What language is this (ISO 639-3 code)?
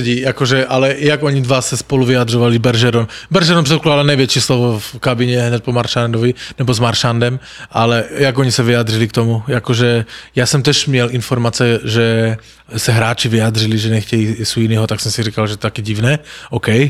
slk